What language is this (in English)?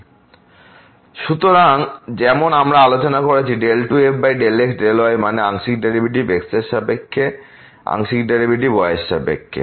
Bangla